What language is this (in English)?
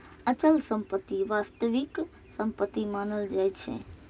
Maithili